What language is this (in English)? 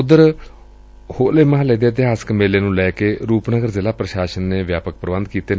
Punjabi